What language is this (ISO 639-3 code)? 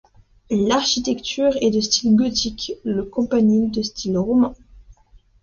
fra